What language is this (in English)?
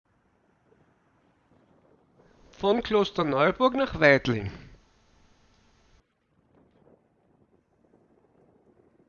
German